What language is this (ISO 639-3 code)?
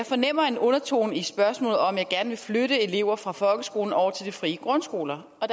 dan